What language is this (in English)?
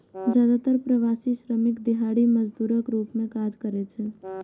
Maithili